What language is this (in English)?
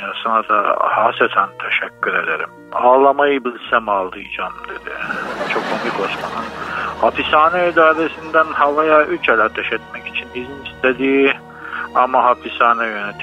Turkish